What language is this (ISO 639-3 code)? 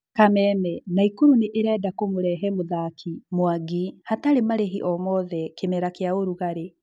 kik